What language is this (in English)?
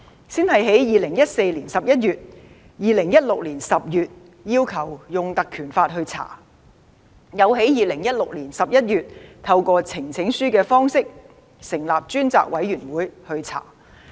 Cantonese